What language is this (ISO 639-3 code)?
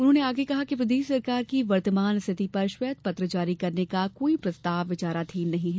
hin